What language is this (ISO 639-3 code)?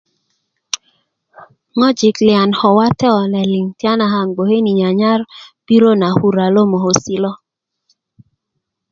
ukv